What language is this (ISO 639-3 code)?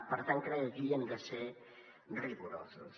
cat